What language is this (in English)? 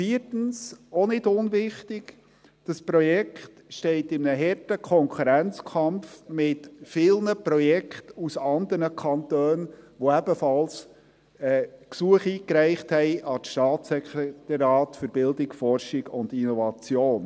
Swiss German